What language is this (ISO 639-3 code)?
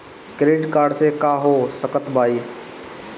bho